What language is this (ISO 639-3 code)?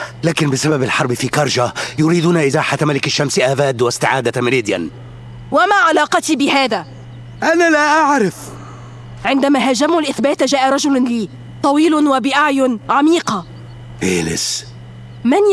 ara